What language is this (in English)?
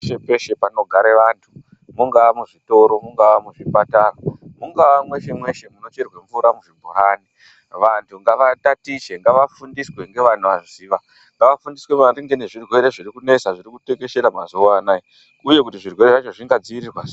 Ndau